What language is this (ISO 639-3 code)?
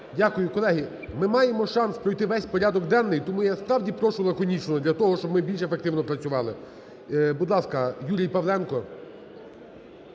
ukr